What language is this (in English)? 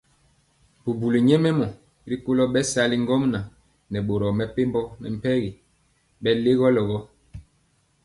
Mpiemo